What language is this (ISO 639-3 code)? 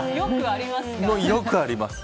jpn